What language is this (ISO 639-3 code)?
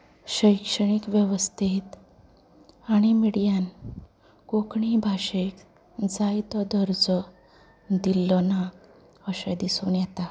kok